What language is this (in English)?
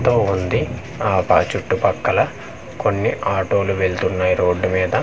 Telugu